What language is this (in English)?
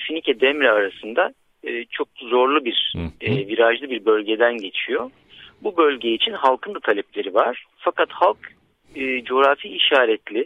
Turkish